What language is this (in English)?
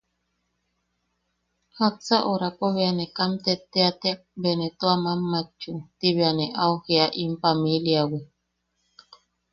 Yaqui